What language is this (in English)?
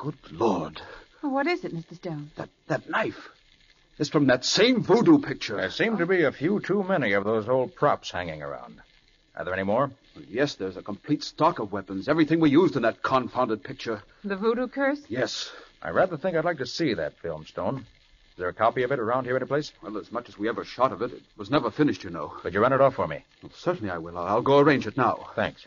English